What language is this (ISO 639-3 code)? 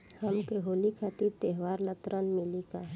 bho